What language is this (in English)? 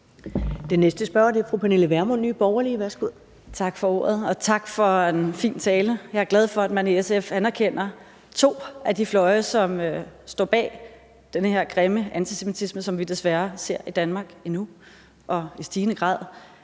Danish